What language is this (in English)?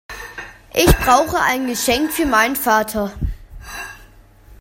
German